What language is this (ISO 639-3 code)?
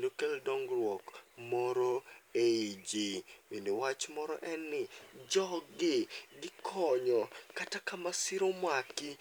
luo